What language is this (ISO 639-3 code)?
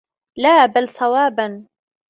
ara